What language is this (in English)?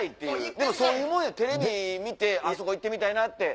Japanese